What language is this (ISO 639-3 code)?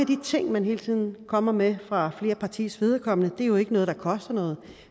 dan